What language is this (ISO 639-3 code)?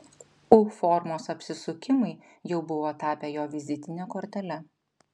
lit